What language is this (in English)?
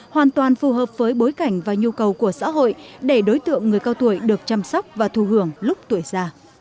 Vietnamese